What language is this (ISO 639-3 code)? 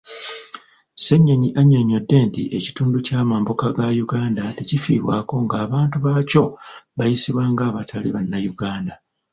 lug